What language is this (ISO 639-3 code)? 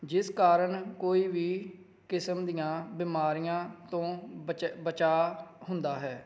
pan